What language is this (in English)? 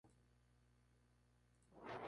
Spanish